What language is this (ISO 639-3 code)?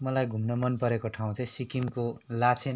nep